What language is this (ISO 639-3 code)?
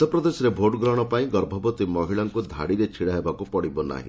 ori